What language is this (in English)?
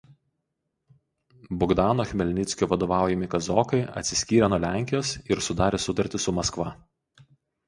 Lithuanian